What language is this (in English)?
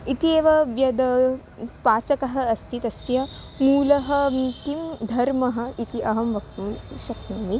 Sanskrit